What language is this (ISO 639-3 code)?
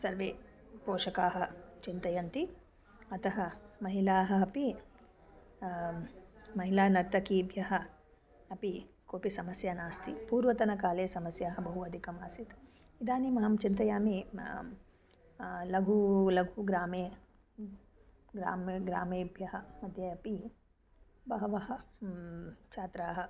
san